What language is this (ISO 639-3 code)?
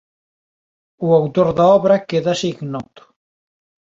glg